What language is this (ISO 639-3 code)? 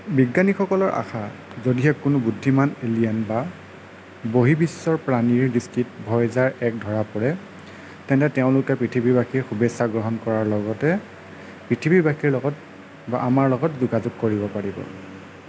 asm